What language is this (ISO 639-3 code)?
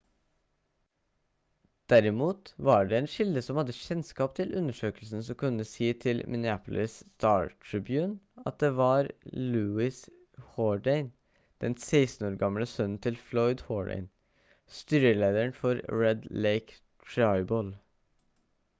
nob